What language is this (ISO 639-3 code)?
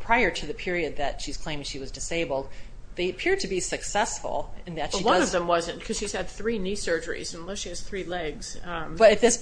eng